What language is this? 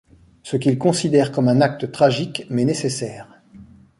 French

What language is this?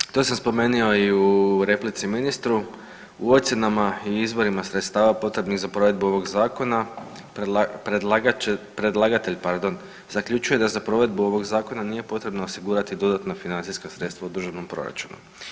Croatian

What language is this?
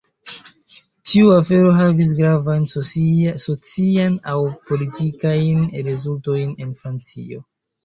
Esperanto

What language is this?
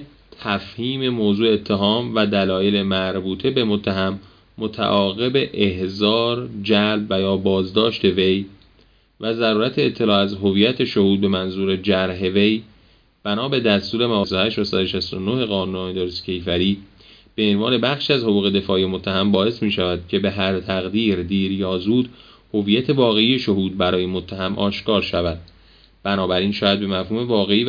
Persian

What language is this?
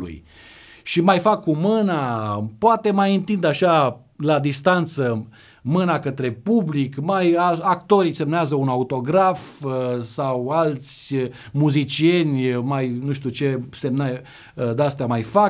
Romanian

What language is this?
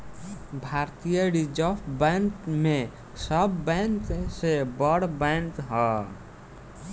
Bhojpuri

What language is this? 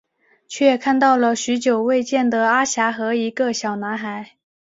Chinese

